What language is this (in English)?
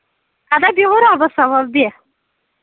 Kashmiri